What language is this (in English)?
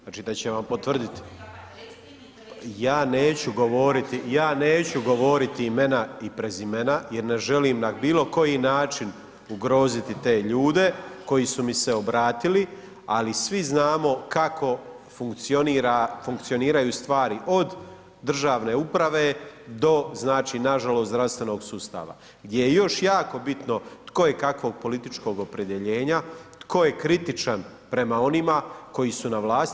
Croatian